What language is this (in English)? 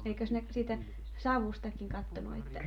Finnish